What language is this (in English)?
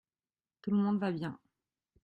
French